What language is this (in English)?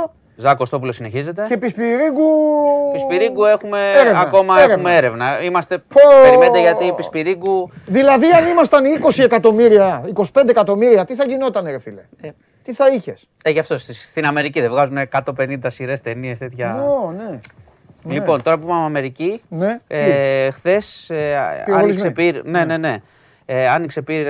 Greek